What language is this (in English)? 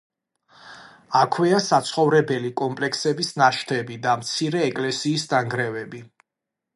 Georgian